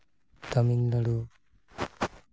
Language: Santali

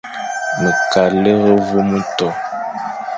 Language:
Fang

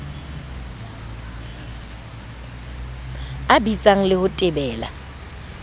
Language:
Southern Sotho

